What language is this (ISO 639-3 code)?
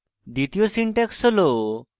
ben